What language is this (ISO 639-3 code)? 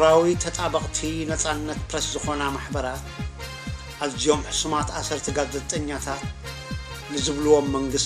ara